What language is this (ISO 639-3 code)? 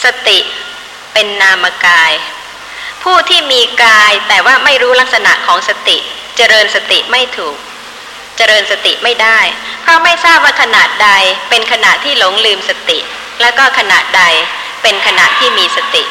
tha